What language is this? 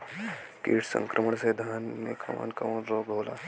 Bhojpuri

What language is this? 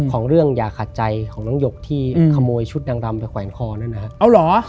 Thai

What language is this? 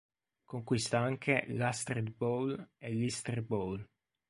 Italian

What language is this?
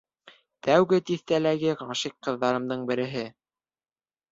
Bashkir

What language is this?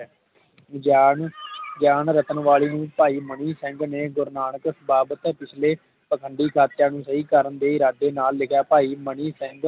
Punjabi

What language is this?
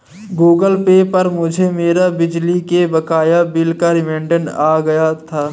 Hindi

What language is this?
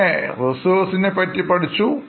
Malayalam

